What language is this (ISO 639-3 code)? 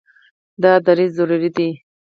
pus